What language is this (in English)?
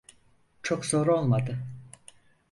Turkish